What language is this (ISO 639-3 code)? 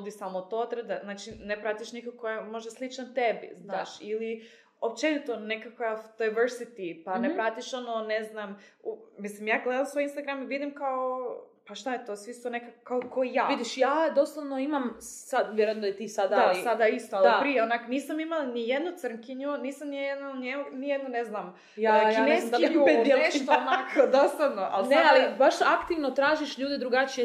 hrv